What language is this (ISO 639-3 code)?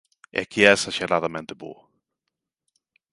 glg